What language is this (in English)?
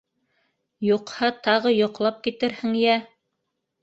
Bashkir